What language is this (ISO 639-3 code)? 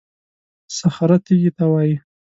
pus